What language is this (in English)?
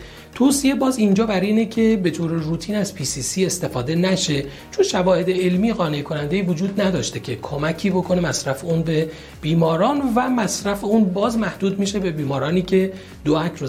Persian